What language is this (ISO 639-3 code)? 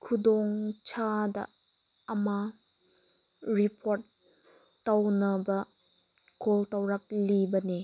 mni